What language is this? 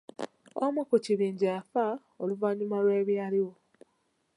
Ganda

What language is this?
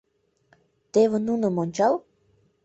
Mari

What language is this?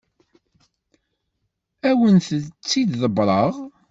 Kabyle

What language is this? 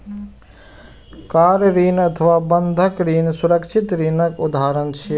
Maithili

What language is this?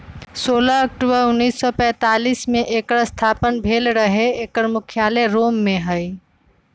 Magahi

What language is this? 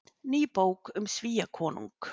Icelandic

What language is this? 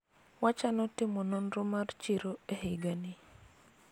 Luo (Kenya and Tanzania)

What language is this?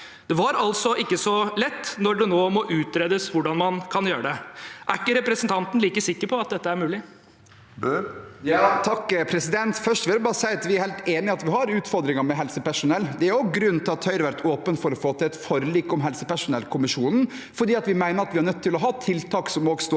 Norwegian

